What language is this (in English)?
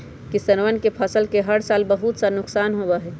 Magahi